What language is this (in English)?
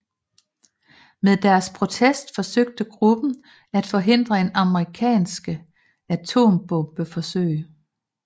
Danish